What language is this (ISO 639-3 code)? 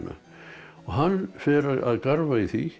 isl